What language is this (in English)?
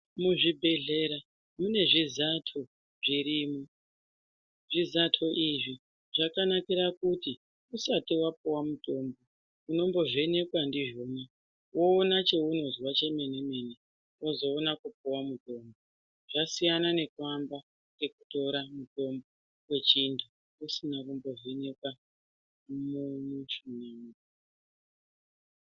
Ndau